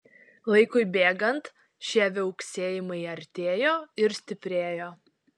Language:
Lithuanian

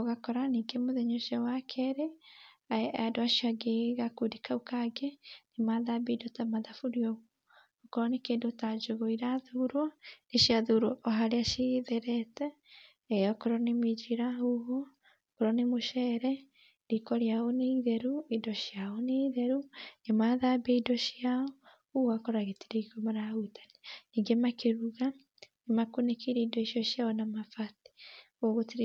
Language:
Kikuyu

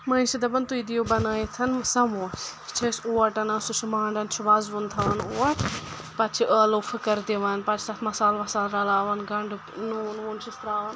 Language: Kashmiri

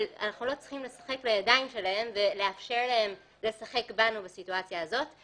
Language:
Hebrew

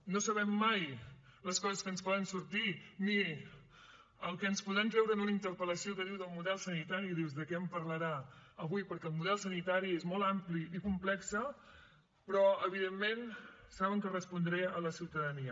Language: Catalan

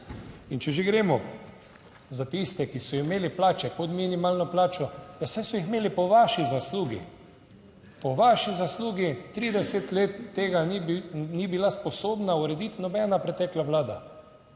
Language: Slovenian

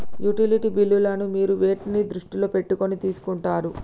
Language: Telugu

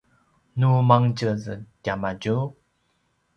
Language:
Paiwan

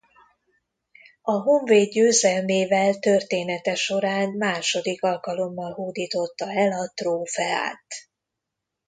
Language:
Hungarian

